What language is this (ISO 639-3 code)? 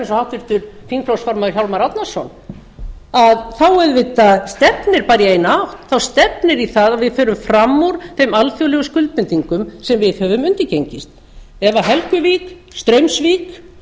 isl